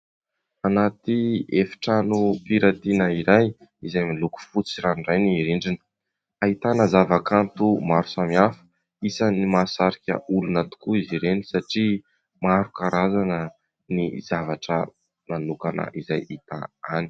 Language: Malagasy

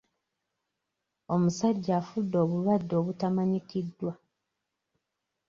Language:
Ganda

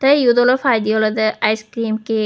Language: Chakma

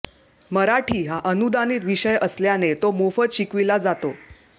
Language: Marathi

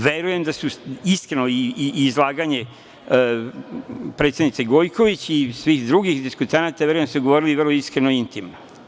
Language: Serbian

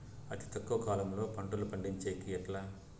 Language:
Telugu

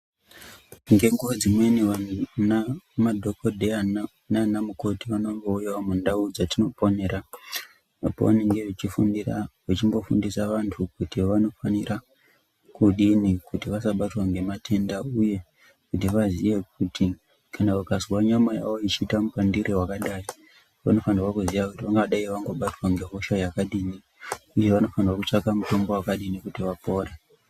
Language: Ndau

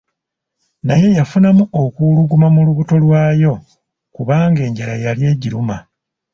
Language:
Ganda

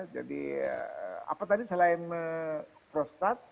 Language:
Indonesian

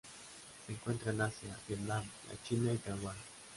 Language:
Spanish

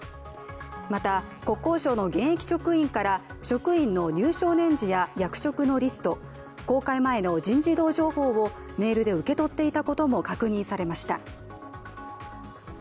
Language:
Japanese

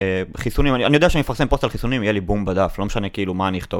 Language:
Hebrew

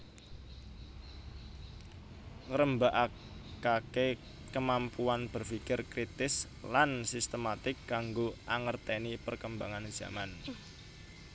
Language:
Javanese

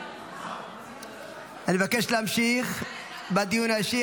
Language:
Hebrew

